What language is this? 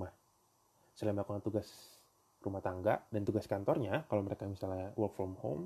Indonesian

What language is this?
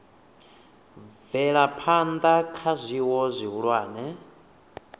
Venda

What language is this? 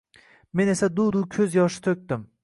Uzbek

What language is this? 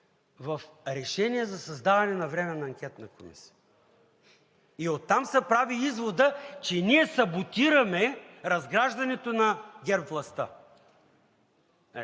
Bulgarian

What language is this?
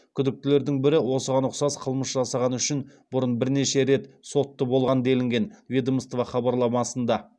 Kazakh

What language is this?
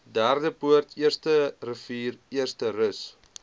Afrikaans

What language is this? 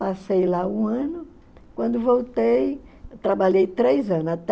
Portuguese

